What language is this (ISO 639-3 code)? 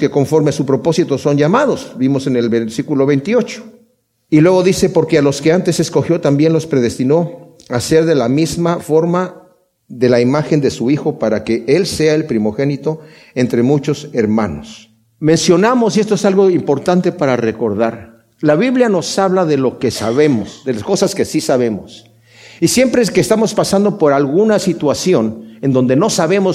spa